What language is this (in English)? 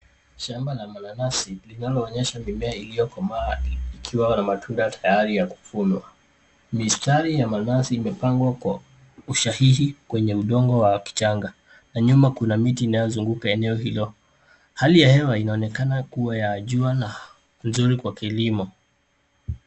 Swahili